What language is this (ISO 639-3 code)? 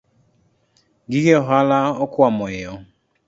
luo